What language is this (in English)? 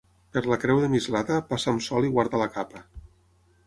Catalan